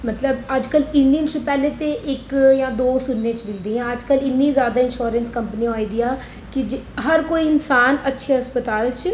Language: Dogri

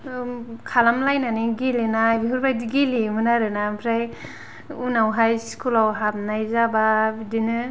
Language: Bodo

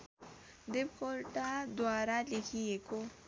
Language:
Nepali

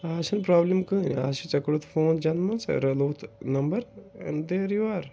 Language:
Kashmiri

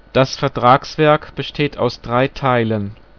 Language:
German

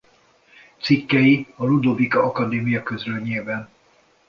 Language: Hungarian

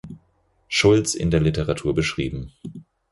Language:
German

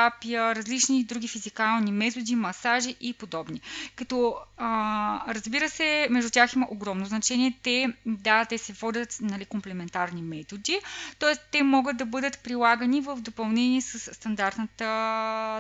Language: Bulgarian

